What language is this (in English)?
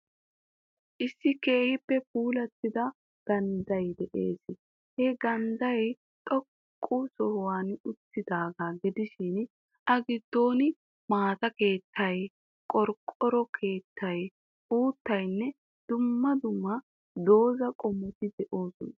Wolaytta